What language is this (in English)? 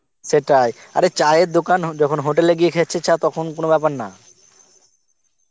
Bangla